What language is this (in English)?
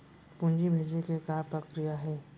Chhattisgarhi